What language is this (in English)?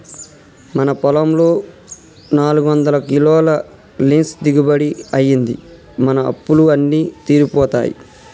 Telugu